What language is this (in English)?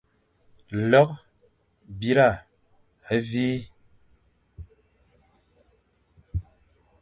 Fang